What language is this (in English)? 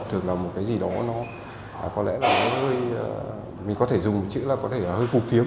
Vietnamese